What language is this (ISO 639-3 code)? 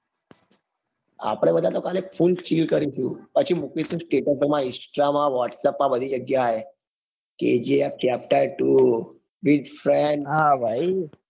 guj